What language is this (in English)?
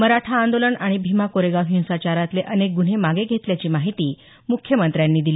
Marathi